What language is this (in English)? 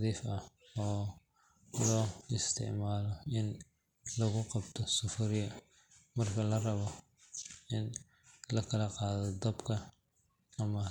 Somali